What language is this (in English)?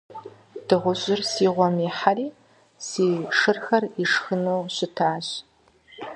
Kabardian